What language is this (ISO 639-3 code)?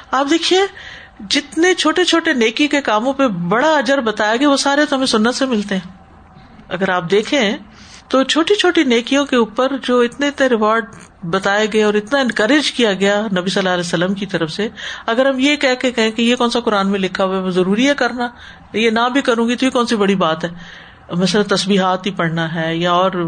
urd